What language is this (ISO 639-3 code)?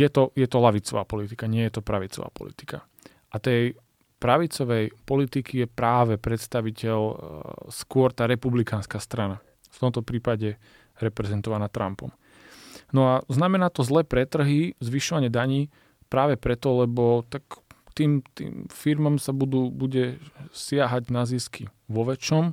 slk